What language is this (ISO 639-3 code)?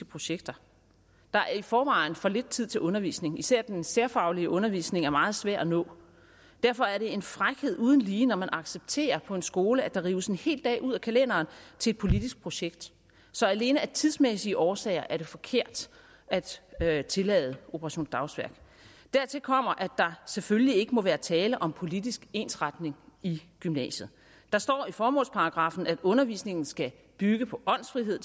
dan